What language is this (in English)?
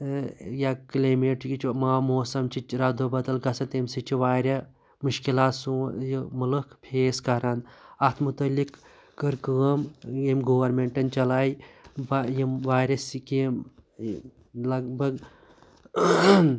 Kashmiri